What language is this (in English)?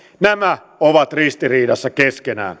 Finnish